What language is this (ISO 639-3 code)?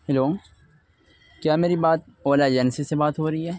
urd